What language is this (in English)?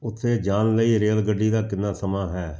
Punjabi